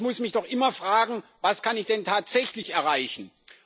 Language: German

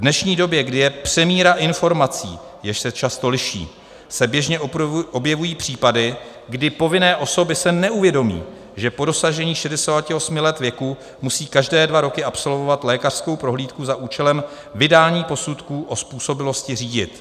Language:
Czech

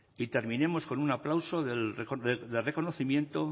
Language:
Spanish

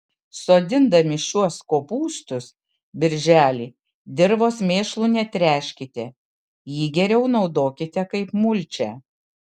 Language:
Lithuanian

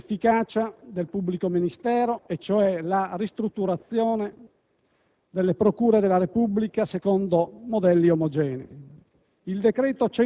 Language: Italian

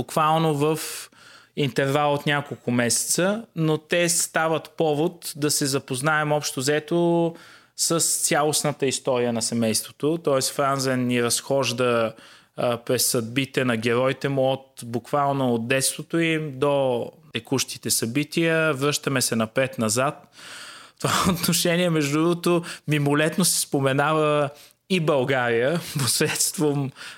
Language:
Bulgarian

